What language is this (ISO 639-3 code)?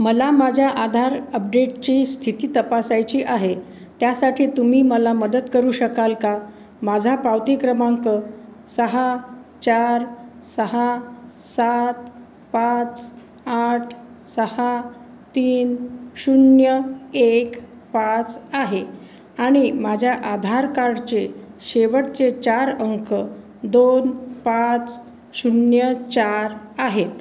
mar